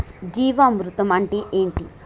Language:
Telugu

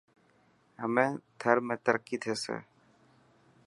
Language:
Dhatki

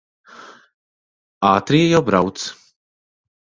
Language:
Latvian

